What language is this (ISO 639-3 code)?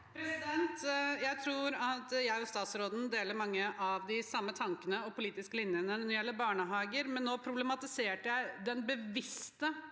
nor